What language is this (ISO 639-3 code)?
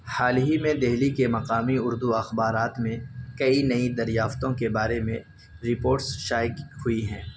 urd